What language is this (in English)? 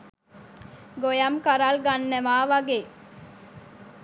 Sinhala